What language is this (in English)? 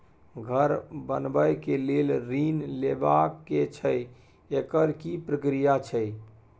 Maithili